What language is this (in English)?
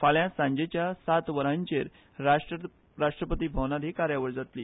Konkani